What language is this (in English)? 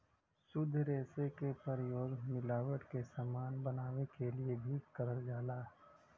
Bhojpuri